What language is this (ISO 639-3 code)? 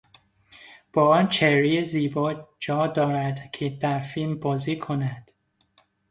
fas